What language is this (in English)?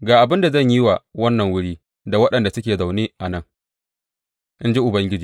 Hausa